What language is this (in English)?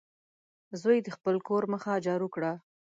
Pashto